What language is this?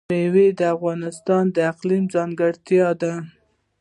Pashto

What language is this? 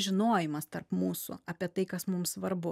Lithuanian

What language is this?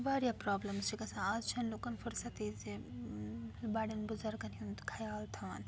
Kashmiri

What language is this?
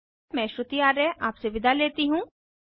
Hindi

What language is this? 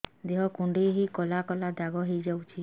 Odia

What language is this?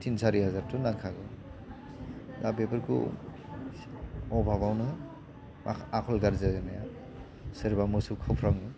Bodo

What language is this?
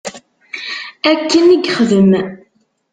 Kabyle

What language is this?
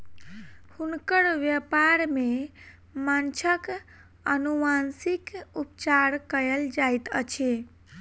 Maithili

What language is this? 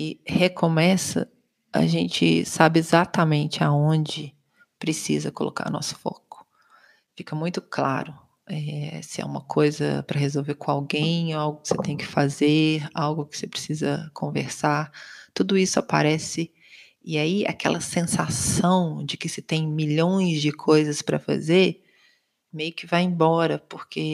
Portuguese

